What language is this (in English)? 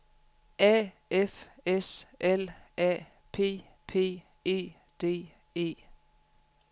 Danish